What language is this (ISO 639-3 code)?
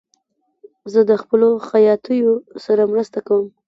pus